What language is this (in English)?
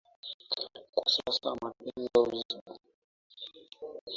Swahili